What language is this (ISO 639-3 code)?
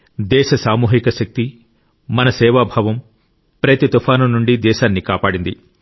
tel